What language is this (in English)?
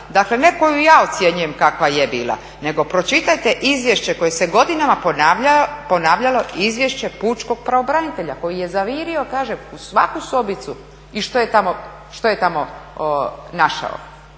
Croatian